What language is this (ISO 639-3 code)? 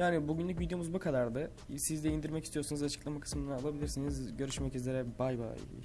tur